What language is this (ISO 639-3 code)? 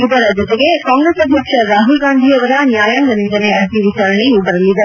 kan